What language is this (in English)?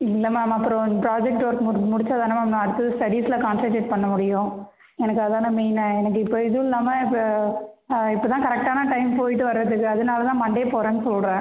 Tamil